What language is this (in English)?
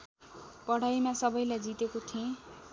Nepali